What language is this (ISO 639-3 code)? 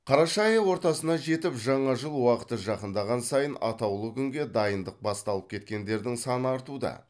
kaz